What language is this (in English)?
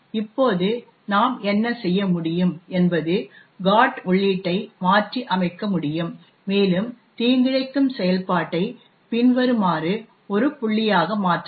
Tamil